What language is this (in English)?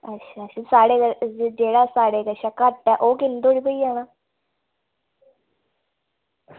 Dogri